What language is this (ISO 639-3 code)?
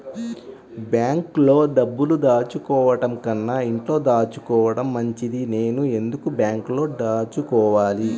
tel